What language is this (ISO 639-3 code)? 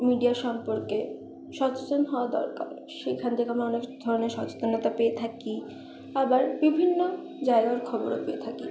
ben